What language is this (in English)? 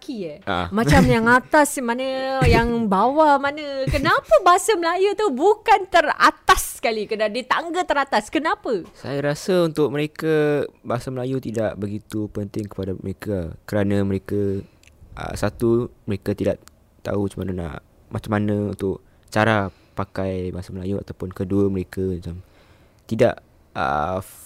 Malay